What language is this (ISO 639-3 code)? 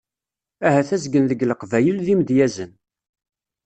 kab